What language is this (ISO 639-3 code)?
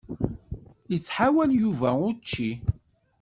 kab